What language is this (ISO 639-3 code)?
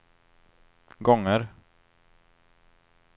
swe